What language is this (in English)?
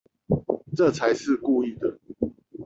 Chinese